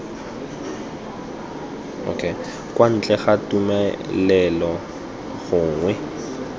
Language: Tswana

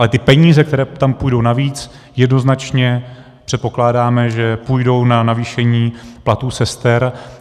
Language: Czech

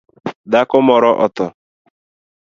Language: Luo (Kenya and Tanzania)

